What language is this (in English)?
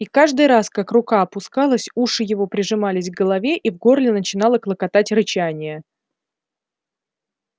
Russian